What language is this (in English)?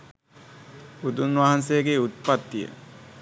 Sinhala